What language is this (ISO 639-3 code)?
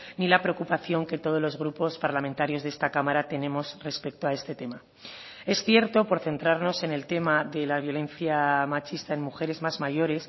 spa